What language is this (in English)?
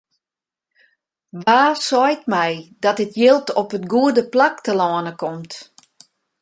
Western Frisian